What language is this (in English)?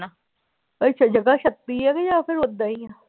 Punjabi